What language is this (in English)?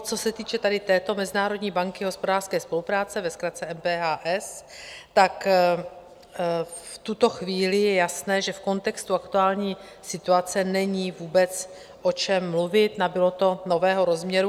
Czech